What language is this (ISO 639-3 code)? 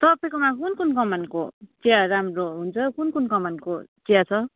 nep